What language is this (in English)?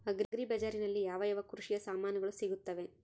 Kannada